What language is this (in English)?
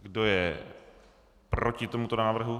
Czech